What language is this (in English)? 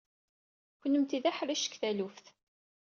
Kabyle